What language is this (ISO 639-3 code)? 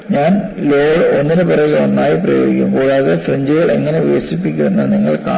mal